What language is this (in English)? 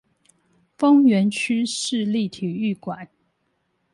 Chinese